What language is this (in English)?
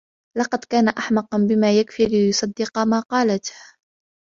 Arabic